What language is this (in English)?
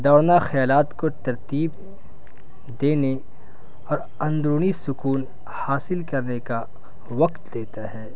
Urdu